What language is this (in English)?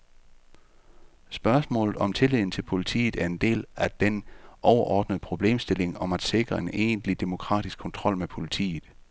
Danish